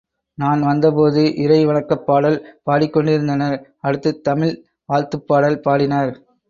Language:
Tamil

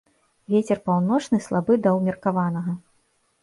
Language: Belarusian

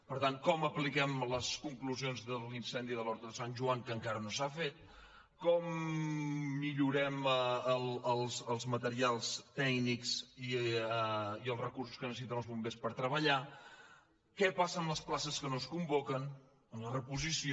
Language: Catalan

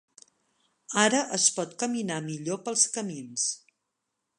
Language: Catalan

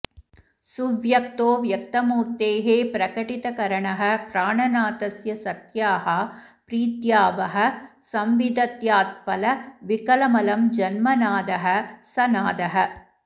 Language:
Sanskrit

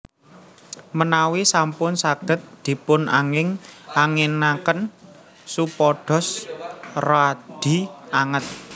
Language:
Javanese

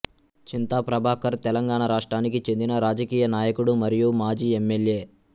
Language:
Telugu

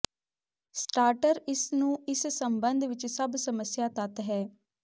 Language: Punjabi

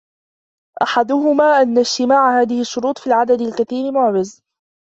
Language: Arabic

